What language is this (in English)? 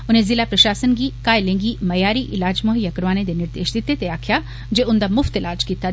Dogri